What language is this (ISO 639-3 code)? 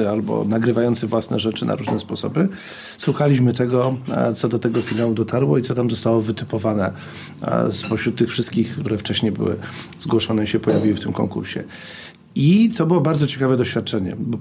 pol